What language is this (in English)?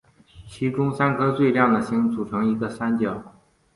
Chinese